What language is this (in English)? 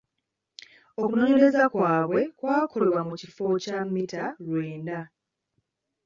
Ganda